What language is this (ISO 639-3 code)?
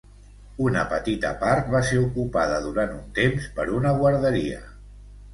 cat